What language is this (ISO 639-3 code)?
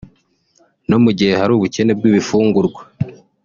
kin